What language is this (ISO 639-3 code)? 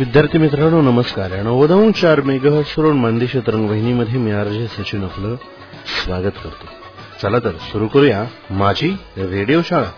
mar